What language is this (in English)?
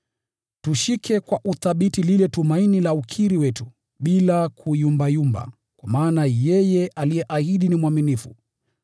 Swahili